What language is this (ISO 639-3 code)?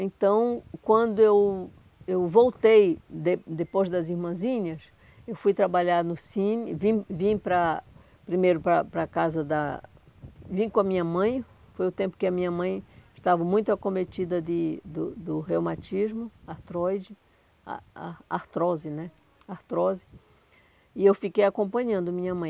por